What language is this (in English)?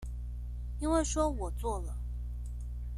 Chinese